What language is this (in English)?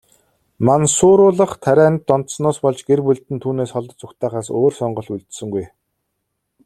Mongolian